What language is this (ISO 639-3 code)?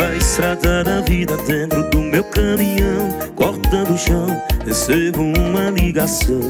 por